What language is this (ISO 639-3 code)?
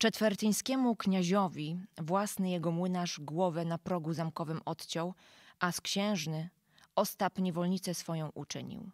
pol